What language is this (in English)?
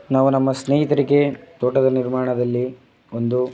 Kannada